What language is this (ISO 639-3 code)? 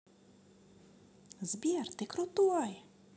rus